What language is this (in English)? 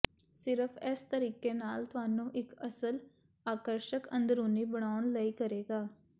Punjabi